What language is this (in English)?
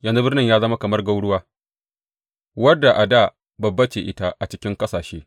Hausa